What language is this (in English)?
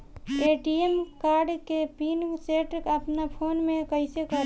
Bhojpuri